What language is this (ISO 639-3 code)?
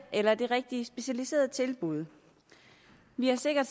dan